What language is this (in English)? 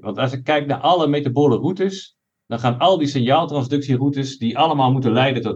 Dutch